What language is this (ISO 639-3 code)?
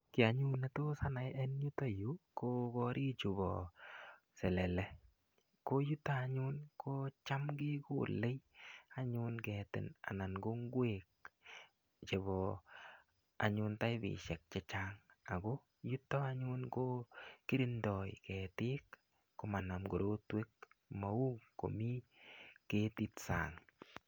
kln